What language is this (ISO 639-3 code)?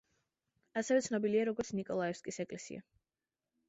kat